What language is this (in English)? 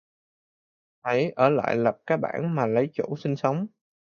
Vietnamese